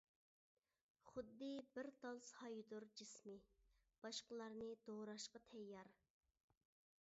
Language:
Uyghur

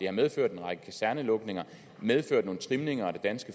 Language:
Danish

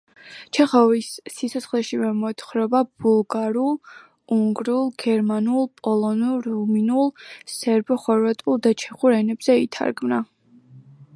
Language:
Georgian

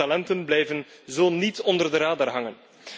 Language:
Dutch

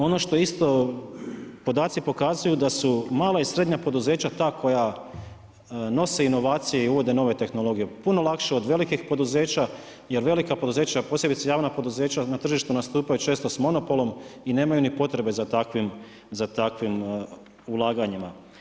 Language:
Croatian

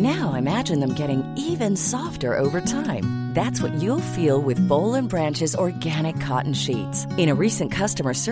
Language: Urdu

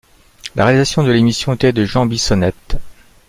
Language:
French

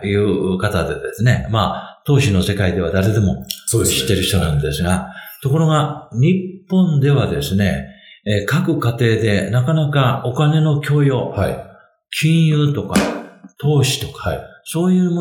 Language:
Japanese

